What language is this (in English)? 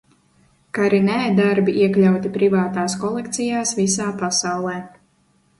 Latvian